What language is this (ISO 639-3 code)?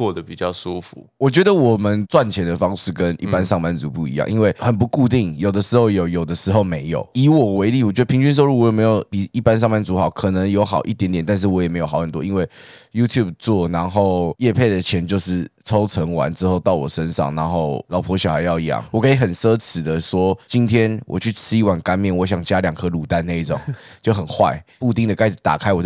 zho